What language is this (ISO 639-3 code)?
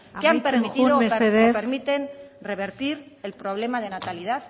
spa